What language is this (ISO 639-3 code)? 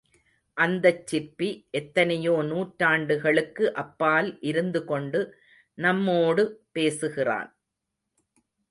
tam